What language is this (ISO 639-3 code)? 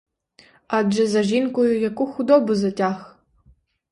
ukr